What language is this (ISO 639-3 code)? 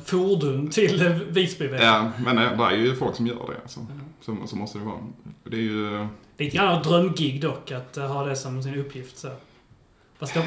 swe